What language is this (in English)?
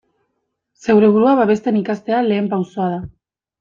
Basque